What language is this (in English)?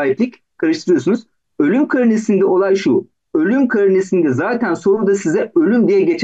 Turkish